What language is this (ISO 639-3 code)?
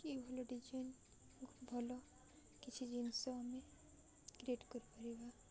ori